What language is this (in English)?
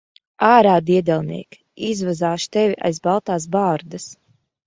Latvian